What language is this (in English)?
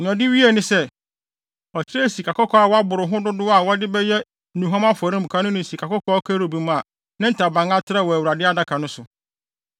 Akan